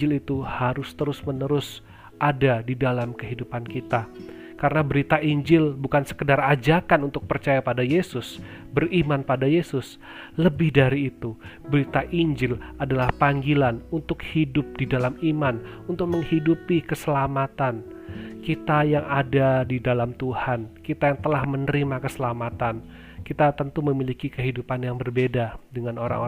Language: Indonesian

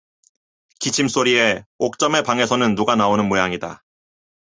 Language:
Korean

